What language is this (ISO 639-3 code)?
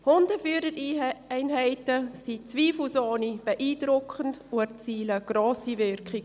gsw